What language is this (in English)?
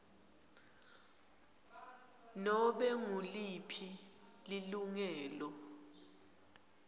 Swati